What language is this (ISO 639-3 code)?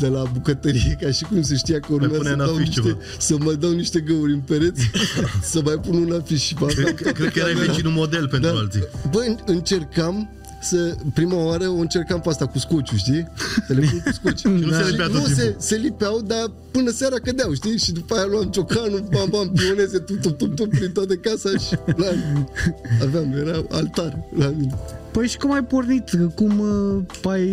ron